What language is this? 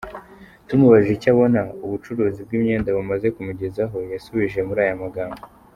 Kinyarwanda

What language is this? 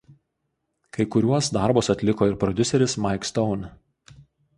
Lithuanian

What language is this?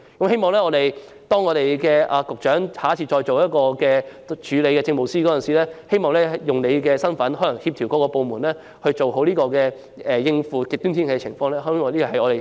Cantonese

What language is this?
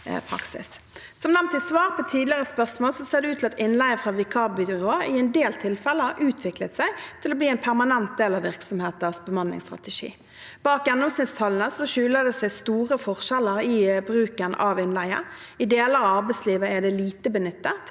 Norwegian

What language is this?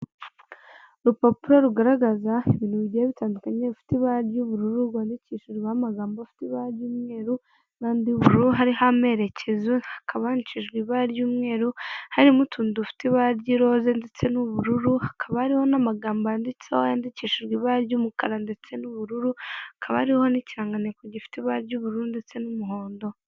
Kinyarwanda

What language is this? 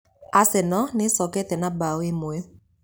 Kikuyu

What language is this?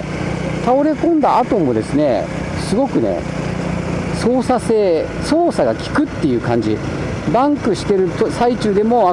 Japanese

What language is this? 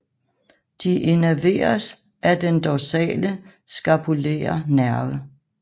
Danish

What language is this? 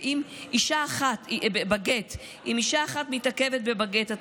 Hebrew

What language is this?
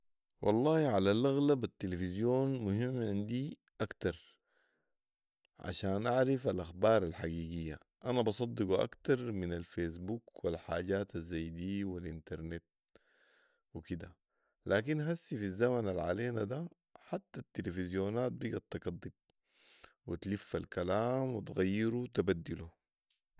Sudanese Arabic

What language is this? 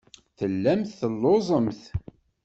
Kabyle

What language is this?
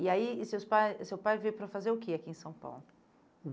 Portuguese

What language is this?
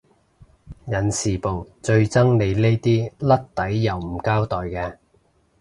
Cantonese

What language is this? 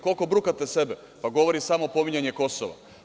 Serbian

